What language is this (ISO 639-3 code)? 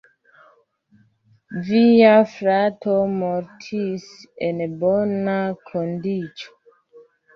epo